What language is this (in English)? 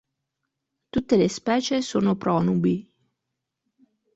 Italian